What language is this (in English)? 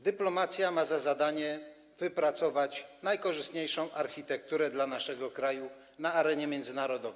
Polish